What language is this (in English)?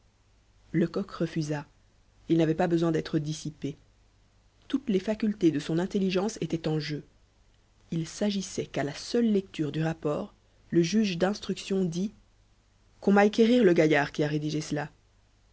French